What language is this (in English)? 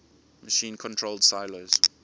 English